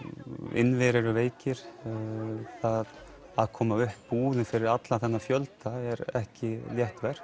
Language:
Icelandic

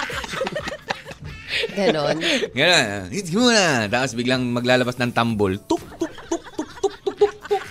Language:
Filipino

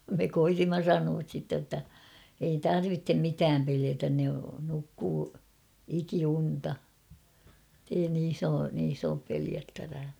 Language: Finnish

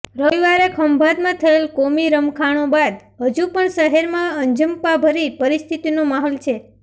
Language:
Gujarati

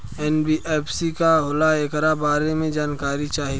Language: Bhojpuri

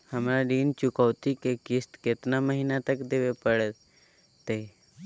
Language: Magahi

